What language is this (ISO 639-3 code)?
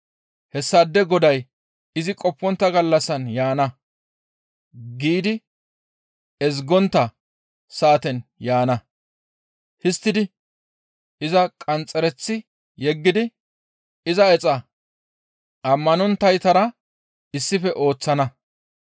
gmv